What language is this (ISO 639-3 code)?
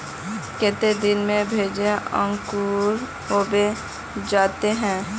mag